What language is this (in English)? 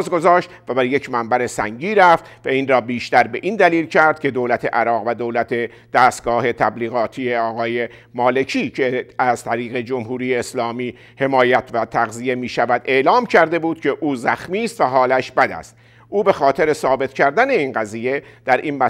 Persian